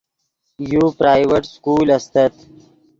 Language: Yidgha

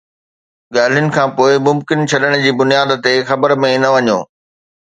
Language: Sindhi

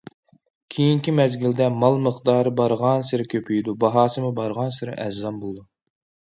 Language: Uyghur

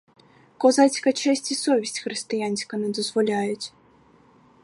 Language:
Ukrainian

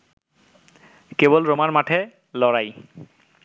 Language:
Bangla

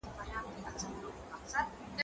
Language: Pashto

